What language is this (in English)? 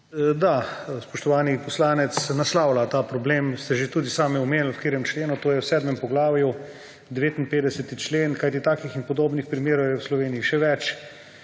Slovenian